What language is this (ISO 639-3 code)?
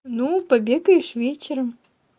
rus